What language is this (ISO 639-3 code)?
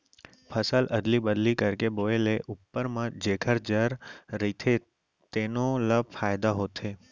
hne